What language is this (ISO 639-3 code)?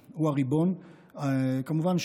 heb